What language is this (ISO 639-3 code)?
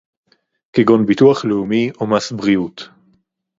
heb